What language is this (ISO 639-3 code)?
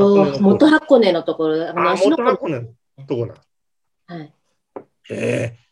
jpn